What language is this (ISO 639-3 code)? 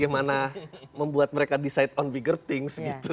ind